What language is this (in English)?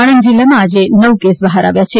Gujarati